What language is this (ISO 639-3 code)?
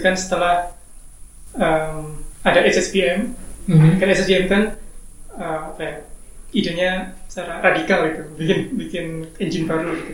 ind